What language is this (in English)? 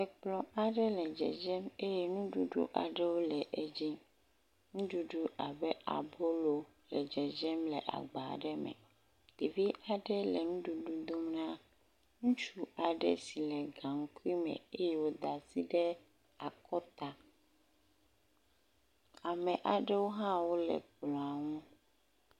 Ewe